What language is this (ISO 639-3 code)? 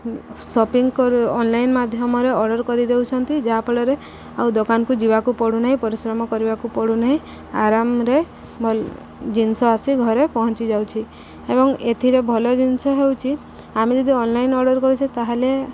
ori